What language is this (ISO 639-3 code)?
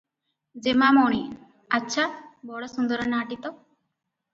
ori